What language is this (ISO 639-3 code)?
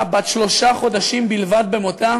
heb